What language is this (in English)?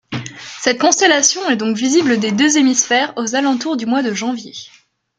French